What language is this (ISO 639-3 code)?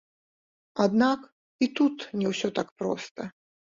bel